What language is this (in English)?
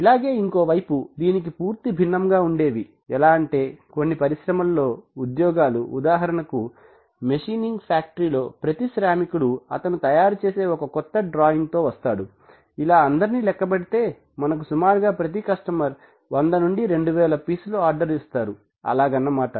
Telugu